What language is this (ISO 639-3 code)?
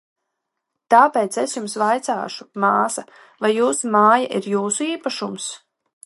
lav